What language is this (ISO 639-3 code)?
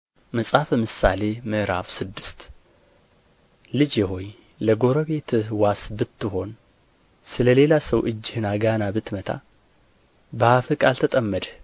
amh